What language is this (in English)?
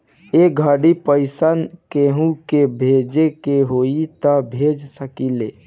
Bhojpuri